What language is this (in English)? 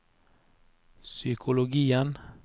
Norwegian